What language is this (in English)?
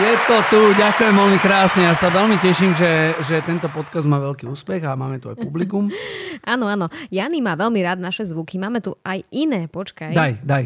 Slovak